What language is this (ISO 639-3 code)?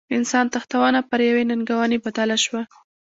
pus